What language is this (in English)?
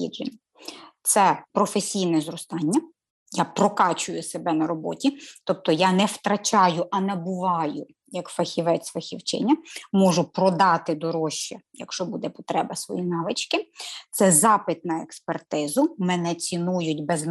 Ukrainian